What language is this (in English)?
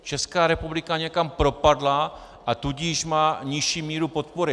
Czech